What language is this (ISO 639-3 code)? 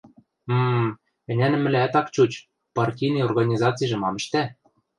mrj